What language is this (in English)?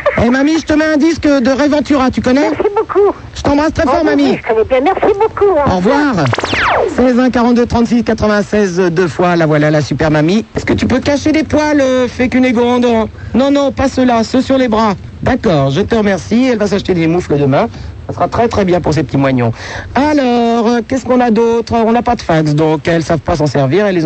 French